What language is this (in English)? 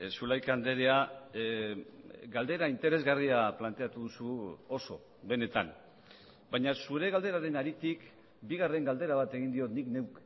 Basque